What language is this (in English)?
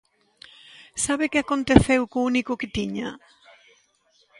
Galician